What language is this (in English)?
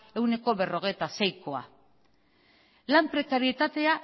Basque